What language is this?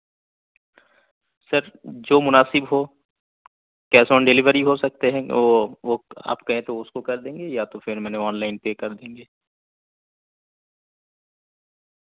Urdu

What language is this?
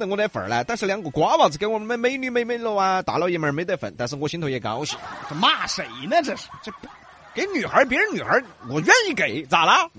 Chinese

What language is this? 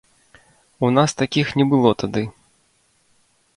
Belarusian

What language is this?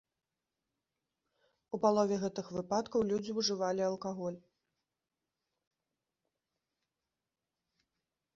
Belarusian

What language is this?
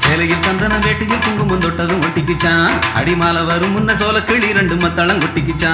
Tamil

